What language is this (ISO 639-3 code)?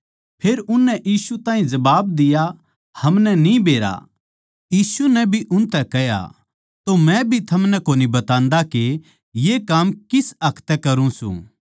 bgc